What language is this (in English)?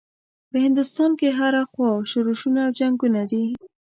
Pashto